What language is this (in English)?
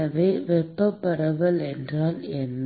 Tamil